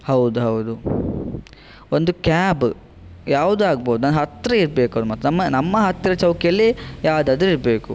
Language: Kannada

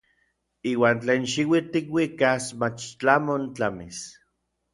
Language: Orizaba Nahuatl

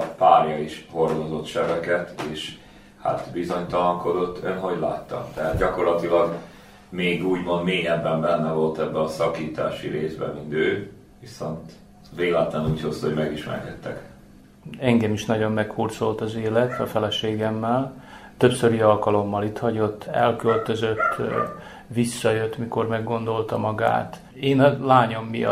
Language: Hungarian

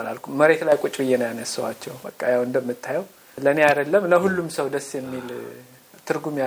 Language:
Amharic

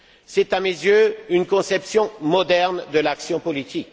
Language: French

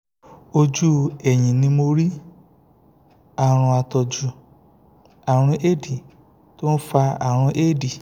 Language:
Yoruba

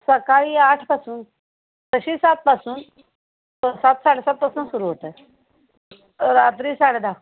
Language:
Marathi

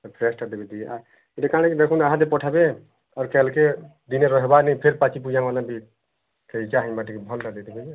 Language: Odia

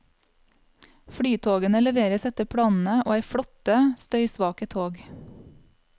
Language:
Norwegian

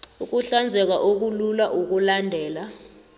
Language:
South Ndebele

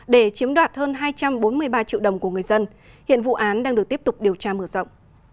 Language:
Vietnamese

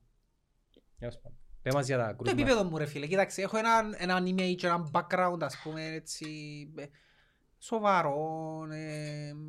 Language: Greek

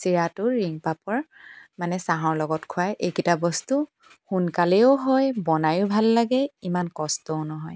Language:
Assamese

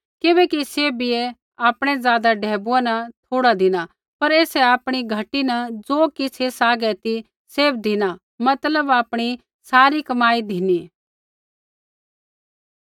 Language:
Kullu Pahari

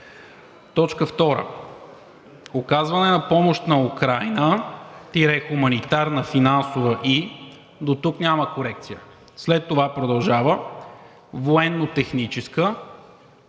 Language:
Bulgarian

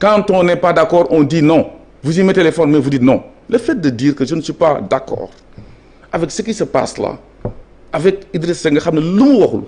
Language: French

